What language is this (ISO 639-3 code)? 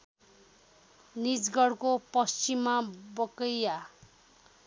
nep